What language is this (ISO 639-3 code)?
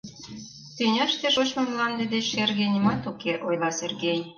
chm